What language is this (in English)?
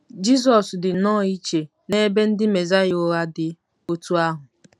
Igbo